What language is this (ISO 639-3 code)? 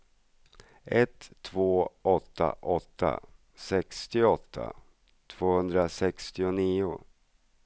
swe